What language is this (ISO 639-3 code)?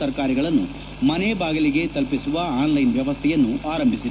kan